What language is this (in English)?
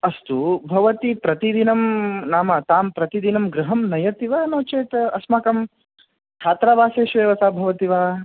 Sanskrit